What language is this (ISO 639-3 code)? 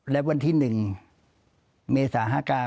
tha